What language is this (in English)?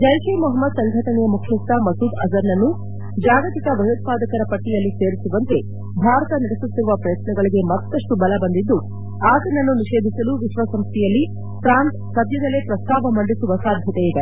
Kannada